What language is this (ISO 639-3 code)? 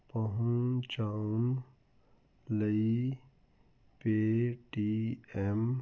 pan